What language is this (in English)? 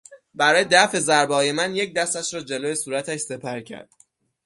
Persian